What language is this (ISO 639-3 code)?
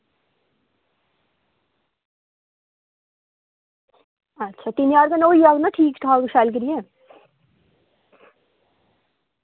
doi